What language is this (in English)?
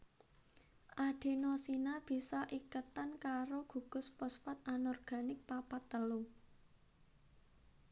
Javanese